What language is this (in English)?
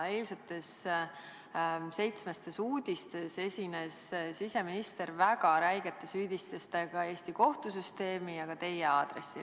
Estonian